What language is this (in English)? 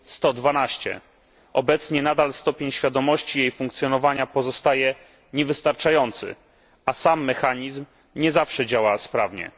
Polish